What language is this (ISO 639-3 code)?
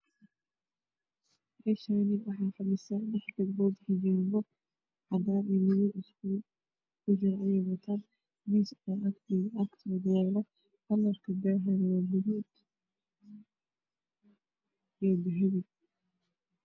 som